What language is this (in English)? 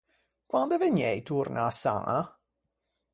Ligurian